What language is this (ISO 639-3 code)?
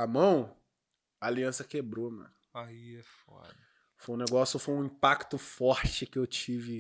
por